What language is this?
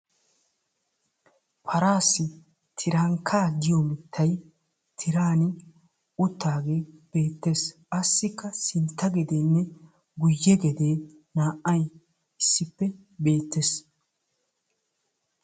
Wolaytta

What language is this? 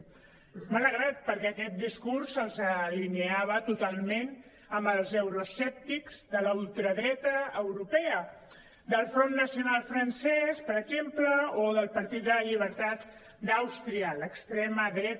Catalan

